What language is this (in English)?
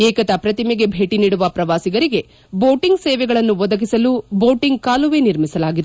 Kannada